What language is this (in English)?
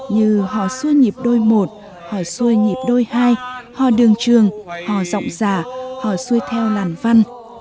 Vietnamese